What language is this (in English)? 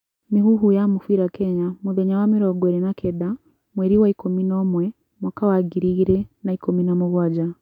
Kikuyu